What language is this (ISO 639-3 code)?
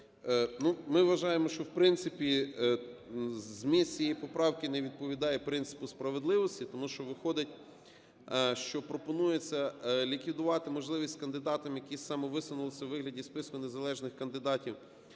ukr